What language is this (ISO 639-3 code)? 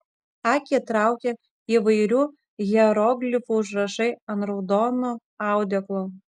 lit